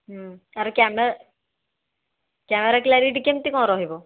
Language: Odia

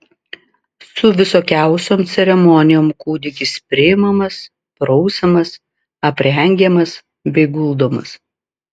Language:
Lithuanian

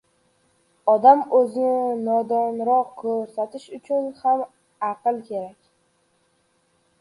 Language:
Uzbek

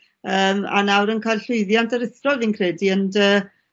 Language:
Welsh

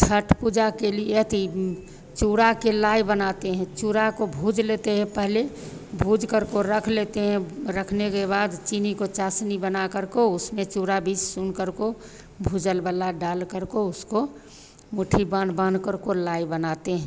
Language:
Hindi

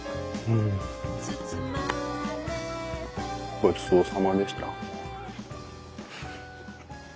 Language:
Japanese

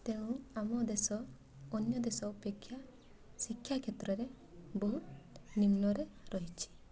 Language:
Odia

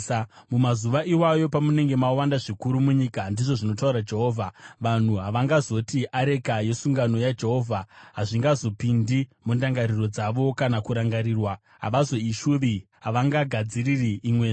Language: Shona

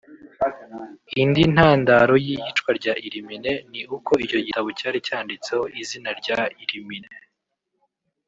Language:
Kinyarwanda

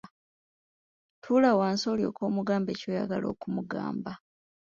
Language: Ganda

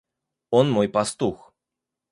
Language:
Russian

